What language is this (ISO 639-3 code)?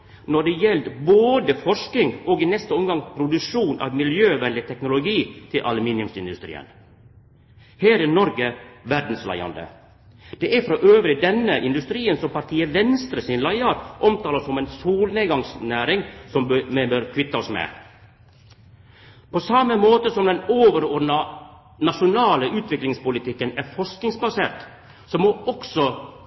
nno